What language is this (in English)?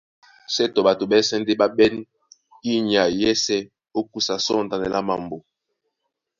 Duala